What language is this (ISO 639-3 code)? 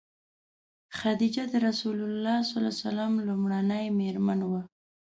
pus